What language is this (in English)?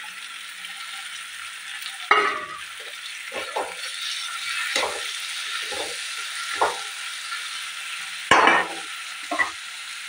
Arabic